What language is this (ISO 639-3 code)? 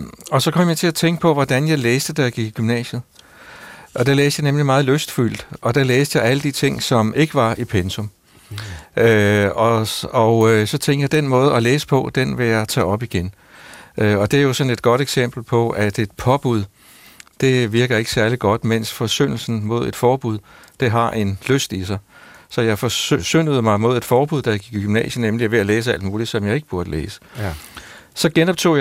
dan